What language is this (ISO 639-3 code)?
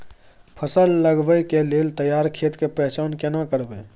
mai